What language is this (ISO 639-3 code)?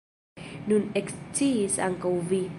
epo